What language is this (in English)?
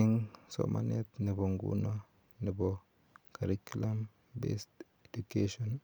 Kalenjin